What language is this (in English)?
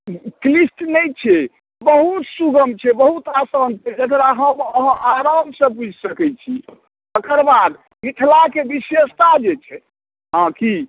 Maithili